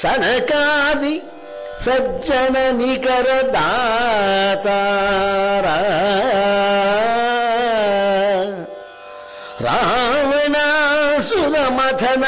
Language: Kannada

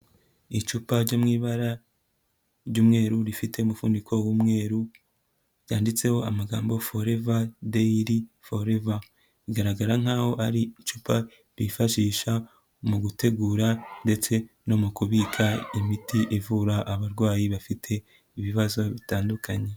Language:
Kinyarwanda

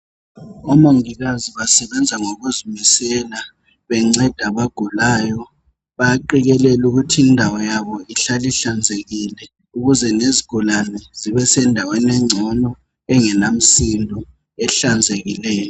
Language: North Ndebele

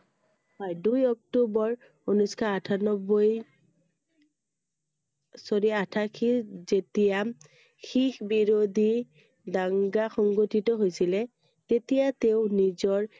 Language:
Assamese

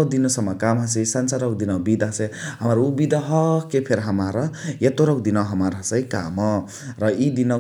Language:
Chitwania Tharu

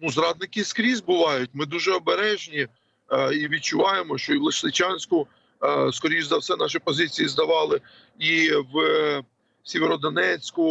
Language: Ukrainian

